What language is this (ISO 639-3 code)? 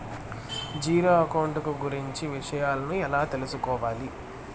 tel